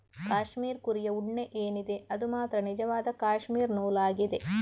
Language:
Kannada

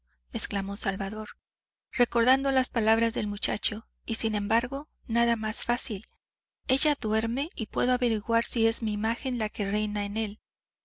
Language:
Spanish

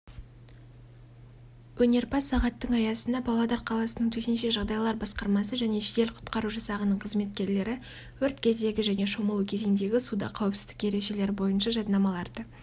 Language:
Kazakh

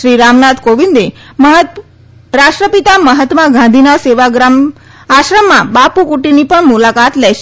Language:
Gujarati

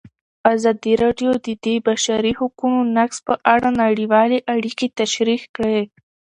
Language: Pashto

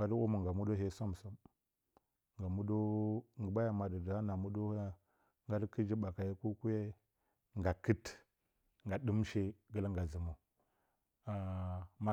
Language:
Bacama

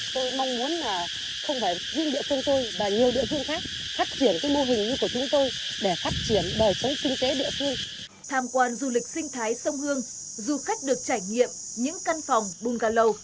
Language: Vietnamese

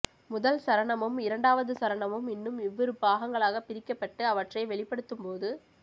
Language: Tamil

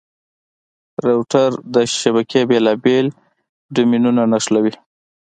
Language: Pashto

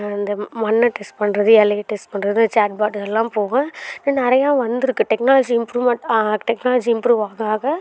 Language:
Tamil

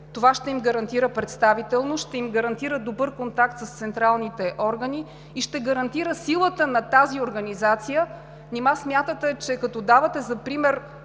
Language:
Bulgarian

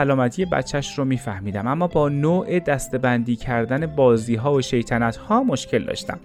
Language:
Persian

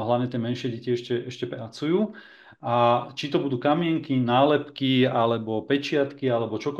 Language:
Slovak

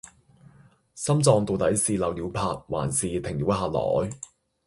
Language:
Cantonese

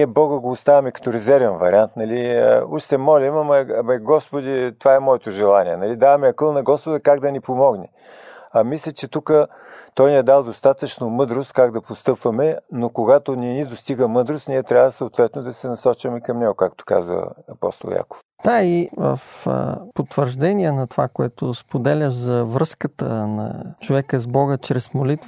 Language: Bulgarian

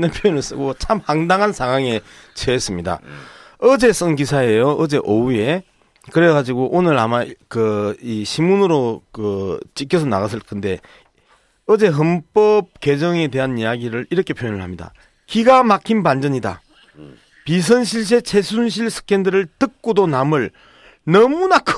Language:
Korean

